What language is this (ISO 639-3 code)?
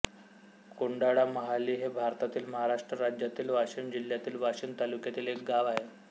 mar